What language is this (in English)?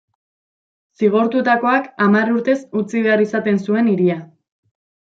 Basque